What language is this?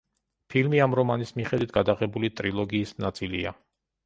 Georgian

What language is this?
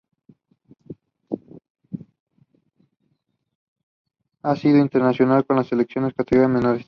Spanish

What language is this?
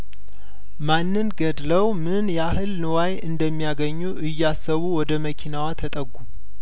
Amharic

